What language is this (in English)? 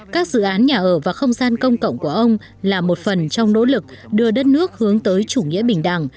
Vietnamese